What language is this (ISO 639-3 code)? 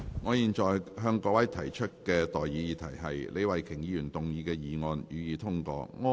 yue